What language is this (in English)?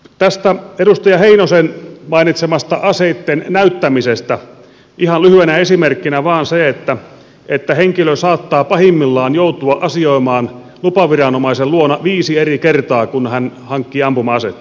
Finnish